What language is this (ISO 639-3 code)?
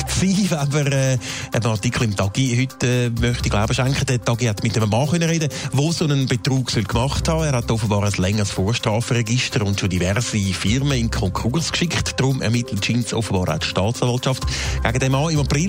deu